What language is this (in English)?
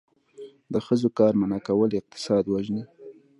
Pashto